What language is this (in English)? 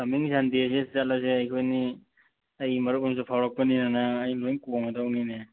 Manipuri